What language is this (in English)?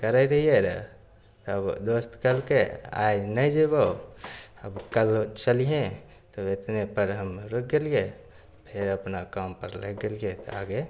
Maithili